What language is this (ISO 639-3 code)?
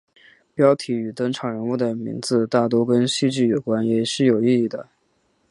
zho